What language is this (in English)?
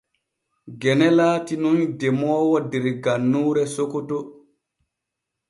Borgu Fulfulde